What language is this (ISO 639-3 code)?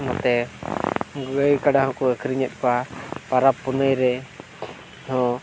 sat